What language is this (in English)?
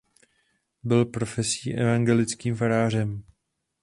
Czech